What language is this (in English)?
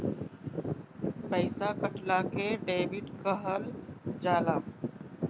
Bhojpuri